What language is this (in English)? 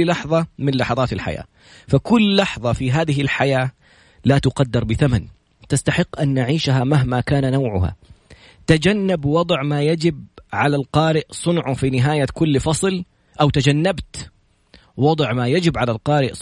Arabic